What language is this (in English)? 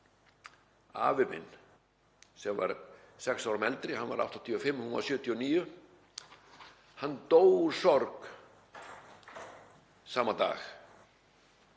Icelandic